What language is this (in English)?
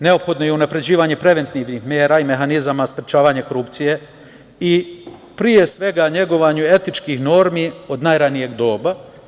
Serbian